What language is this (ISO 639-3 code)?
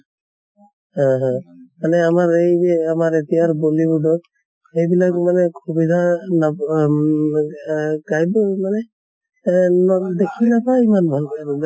asm